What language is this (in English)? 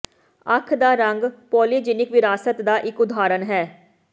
Punjabi